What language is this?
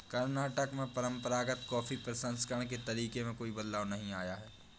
Hindi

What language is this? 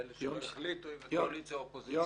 Hebrew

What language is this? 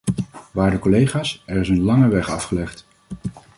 Dutch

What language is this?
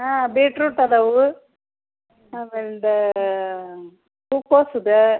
Kannada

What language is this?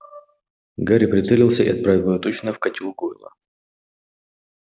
Russian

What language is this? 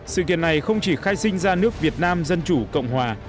Vietnamese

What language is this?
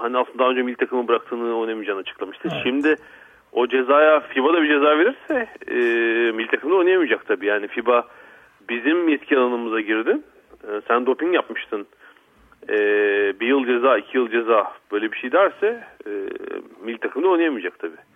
Turkish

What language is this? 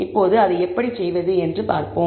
Tamil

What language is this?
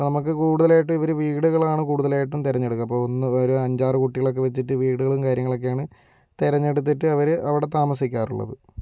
Malayalam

